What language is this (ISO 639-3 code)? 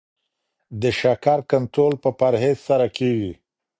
pus